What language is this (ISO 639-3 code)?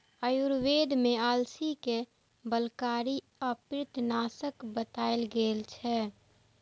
mai